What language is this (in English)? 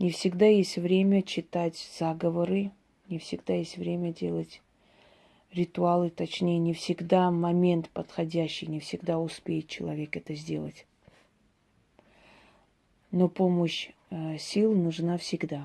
Russian